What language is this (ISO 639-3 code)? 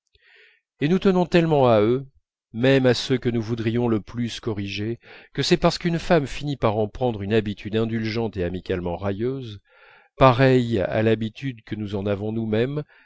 fra